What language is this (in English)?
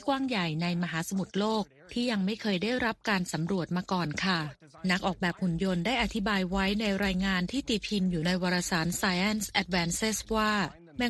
Thai